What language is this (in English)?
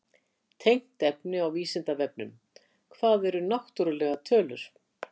Icelandic